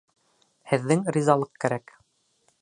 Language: Bashkir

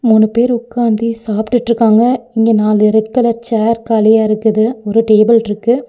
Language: Tamil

